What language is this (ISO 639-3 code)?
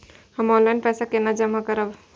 mai